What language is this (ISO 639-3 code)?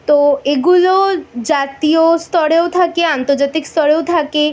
ben